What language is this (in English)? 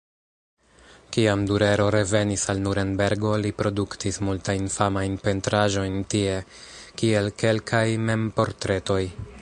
Esperanto